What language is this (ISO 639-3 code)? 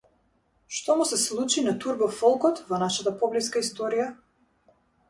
mkd